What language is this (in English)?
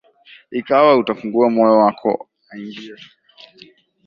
Swahili